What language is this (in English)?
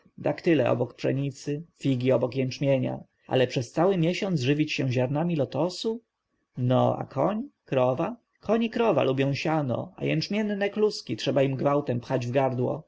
Polish